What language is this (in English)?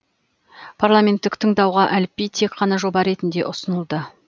Kazakh